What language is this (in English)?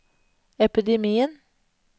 Norwegian